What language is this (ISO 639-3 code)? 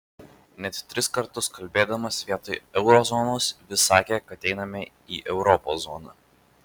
lit